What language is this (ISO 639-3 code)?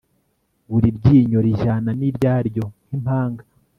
kin